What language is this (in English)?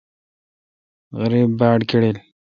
Kalkoti